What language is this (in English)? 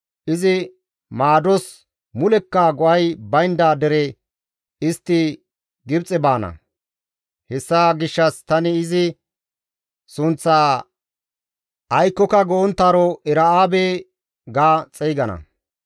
Gamo